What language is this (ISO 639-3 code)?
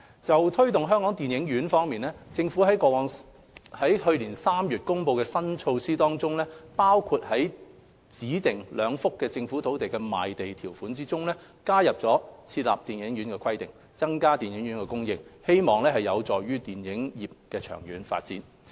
yue